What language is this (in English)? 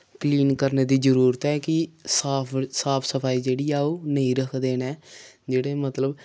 Dogri